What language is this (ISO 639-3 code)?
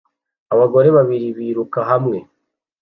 kin